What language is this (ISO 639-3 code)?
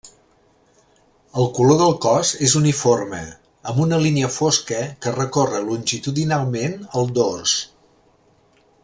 cat